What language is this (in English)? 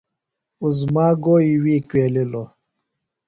Phalura